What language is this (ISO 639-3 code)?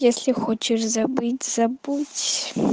rus